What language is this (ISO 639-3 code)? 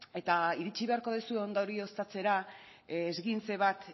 eus